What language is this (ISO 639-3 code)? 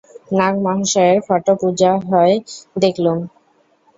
ben